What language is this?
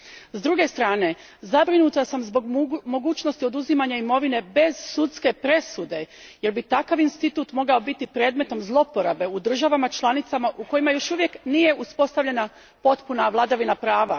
Croatian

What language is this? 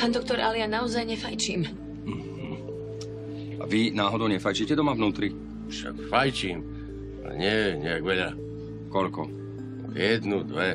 Slovak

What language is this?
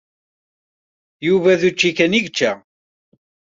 Kabyle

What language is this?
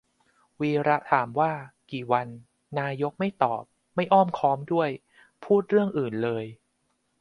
Thai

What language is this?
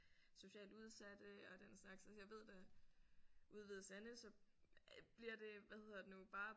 Danish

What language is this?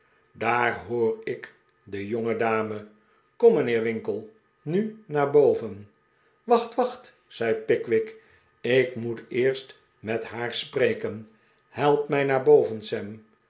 Dutch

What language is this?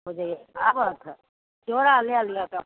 Maithili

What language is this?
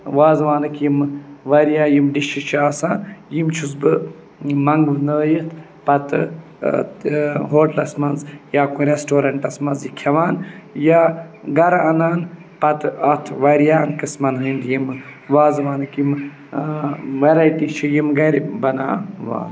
Kashmiri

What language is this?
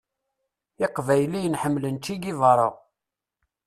Kabyle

